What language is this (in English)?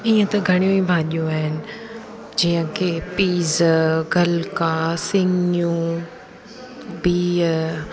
Sindhi